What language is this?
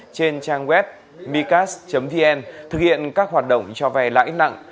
Vietnamese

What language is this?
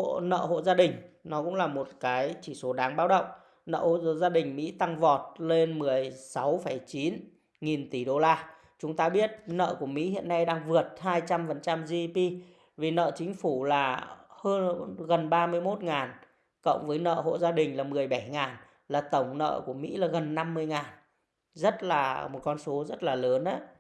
Vietnamese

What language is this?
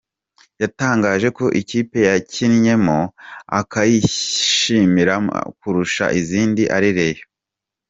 Kinyarwanda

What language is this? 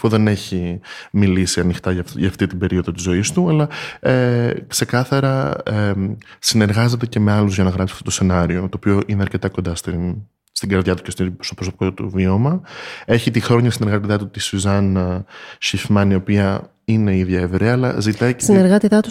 Greek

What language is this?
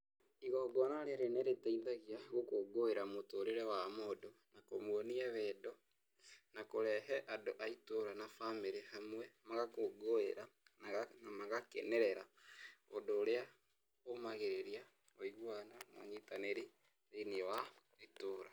Kikuyu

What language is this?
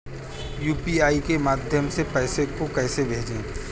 Hindi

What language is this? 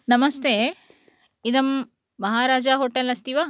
Sanskrit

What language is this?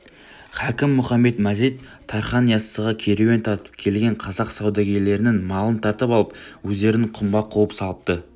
Kazakh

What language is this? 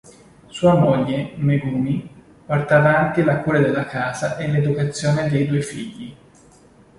Italian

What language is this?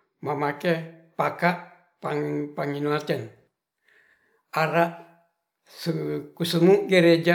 Ratahan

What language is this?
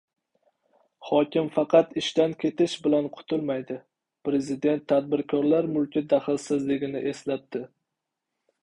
Uzbek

